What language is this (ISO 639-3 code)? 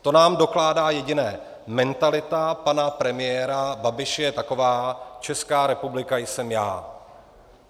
ces